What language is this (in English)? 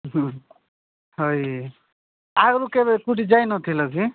Odia